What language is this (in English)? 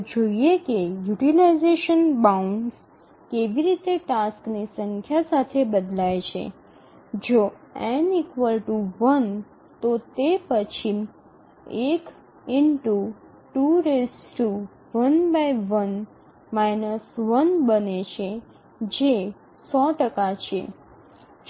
Gujarati